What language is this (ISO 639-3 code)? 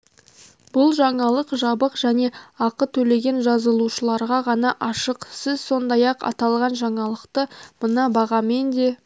kaz